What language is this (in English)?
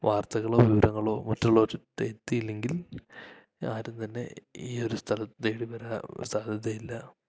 Malayalam